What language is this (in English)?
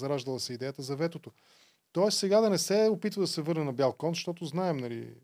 Bulgarian